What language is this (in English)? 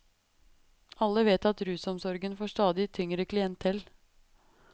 Norwegian